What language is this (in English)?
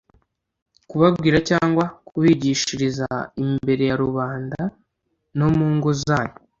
Kinyarwanda